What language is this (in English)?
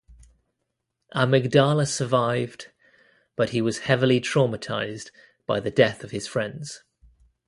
English